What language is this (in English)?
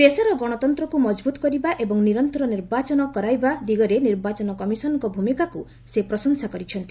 Odia